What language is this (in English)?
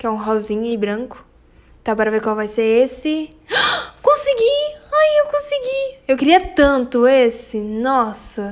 Portuguese